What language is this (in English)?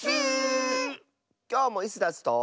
Japanese